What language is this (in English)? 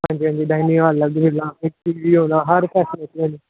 Dogri